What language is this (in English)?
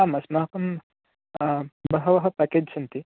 Sanskrit